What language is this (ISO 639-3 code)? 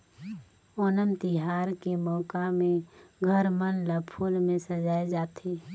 hne